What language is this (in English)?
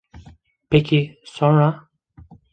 Turkish